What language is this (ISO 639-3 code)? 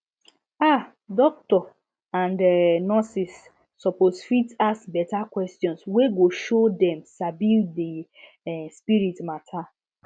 pcm